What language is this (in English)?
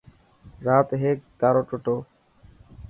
Dhatki